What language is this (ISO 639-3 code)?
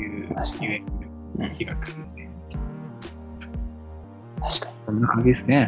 jpn